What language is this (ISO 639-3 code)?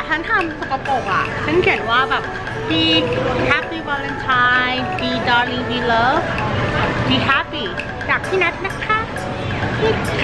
tha